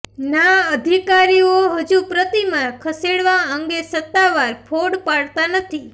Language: Gujarati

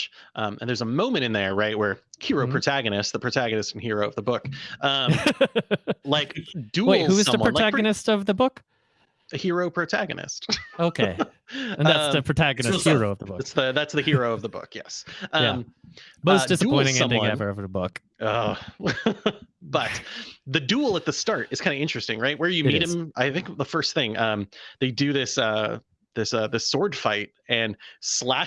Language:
English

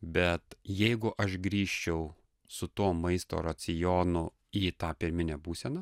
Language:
Lithuanian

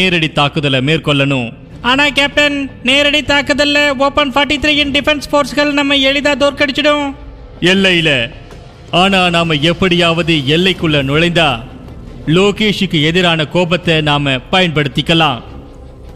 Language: Tamil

